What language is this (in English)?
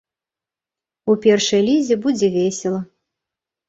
Belarusian